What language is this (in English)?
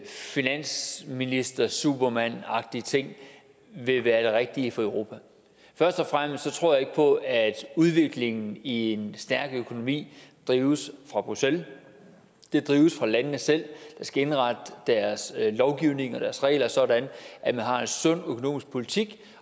Danish